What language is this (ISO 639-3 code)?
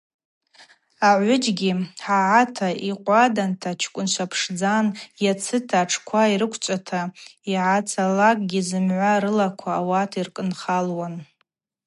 abq